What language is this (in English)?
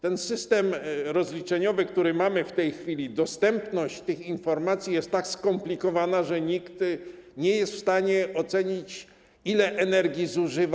Polish